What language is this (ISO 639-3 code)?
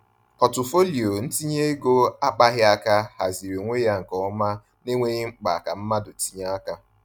ibo